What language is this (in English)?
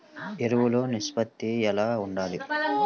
Telugu